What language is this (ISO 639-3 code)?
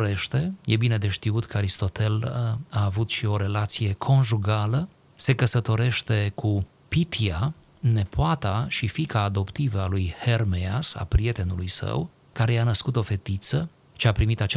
ron